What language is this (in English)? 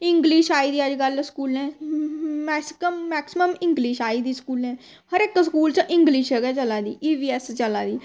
Dogri